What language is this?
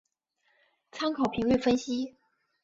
Chinese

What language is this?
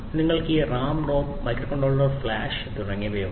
Malayalam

